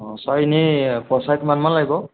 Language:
Assamese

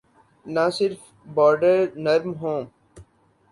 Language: Urdu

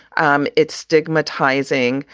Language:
English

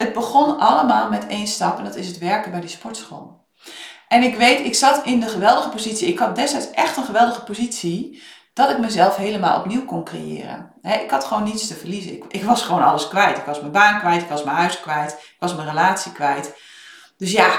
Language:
Dutch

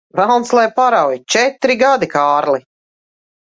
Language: Latvian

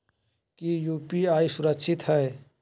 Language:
Magahi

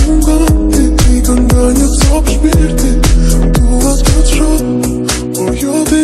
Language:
Turkish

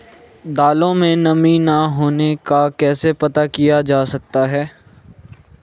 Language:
Hindi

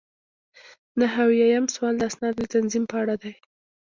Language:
Pashto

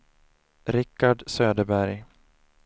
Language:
Swedish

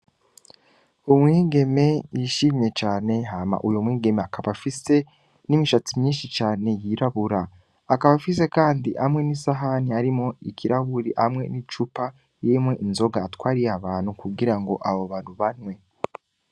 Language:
Rundi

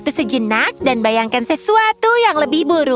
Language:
Indonesian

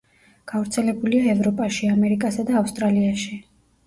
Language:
Georgian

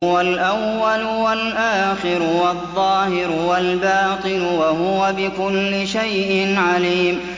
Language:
Arabic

